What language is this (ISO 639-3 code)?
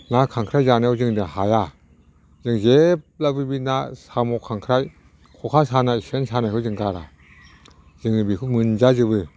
brx